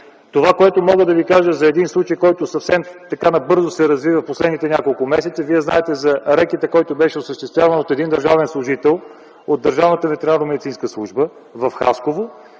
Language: Bulgarian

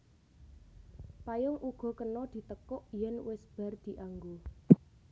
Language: Javanese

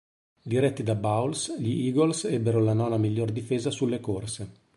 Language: Italian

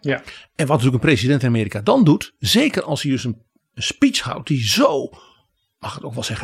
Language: Dutch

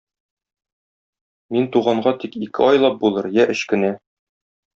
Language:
Tatar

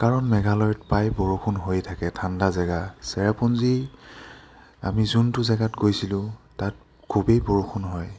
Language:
Assamese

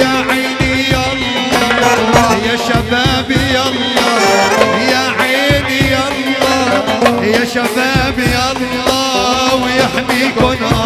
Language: Arabic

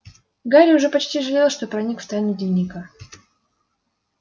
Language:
Russian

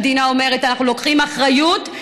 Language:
Hebrew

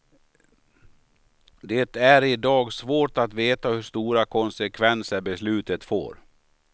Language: Swedish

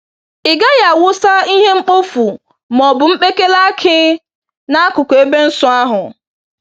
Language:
Igbo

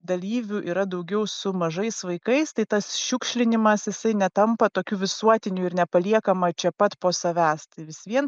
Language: Lithuanian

